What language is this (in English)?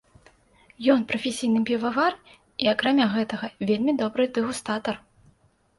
Belarusian